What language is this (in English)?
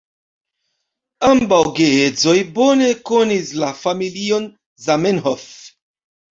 Esperanto